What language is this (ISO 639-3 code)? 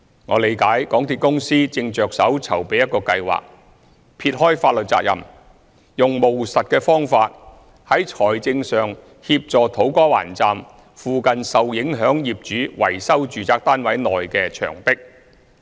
yue